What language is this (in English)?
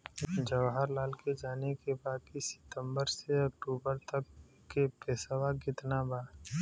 Bhojpuri